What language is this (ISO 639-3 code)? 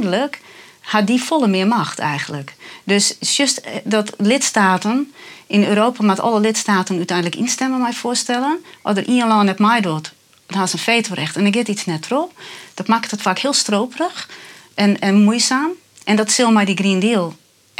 nld